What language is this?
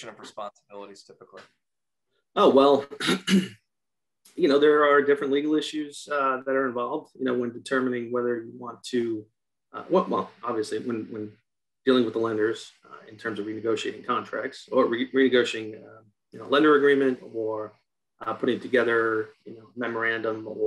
English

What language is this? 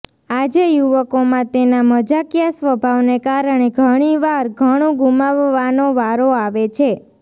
Gujarati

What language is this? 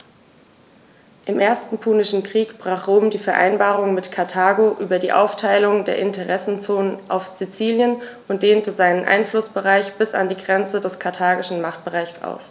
German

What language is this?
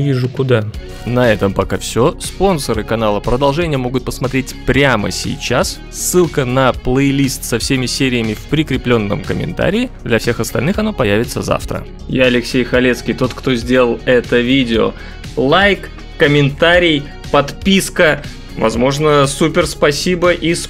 Russian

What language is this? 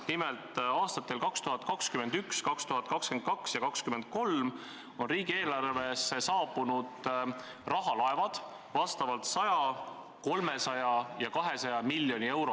Estonian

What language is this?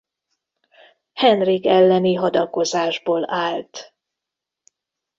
Hungarian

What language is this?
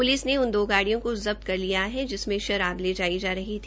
Hindi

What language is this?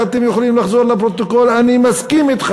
Hebrew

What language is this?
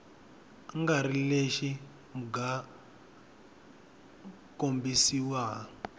Tsonga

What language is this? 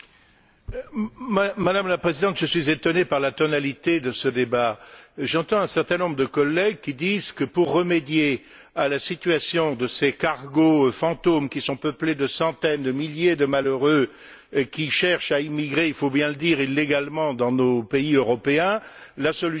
French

